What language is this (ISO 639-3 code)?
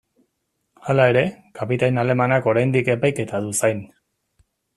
eus